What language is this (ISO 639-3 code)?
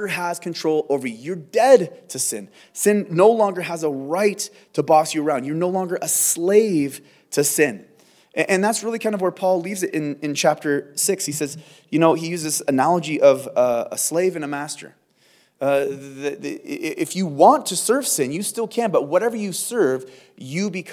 eng